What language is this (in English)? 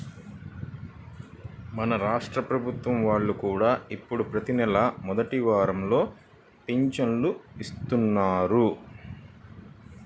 Telugu